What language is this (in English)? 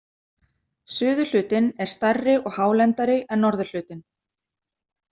Icelandic